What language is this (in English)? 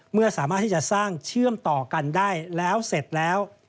Thai